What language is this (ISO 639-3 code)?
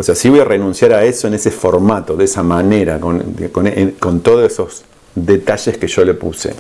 spa